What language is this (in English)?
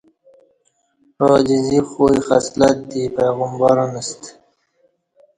Kati